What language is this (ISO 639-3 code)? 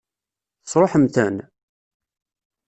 kab